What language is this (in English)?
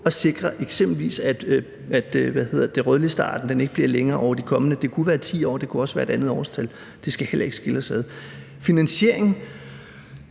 Danish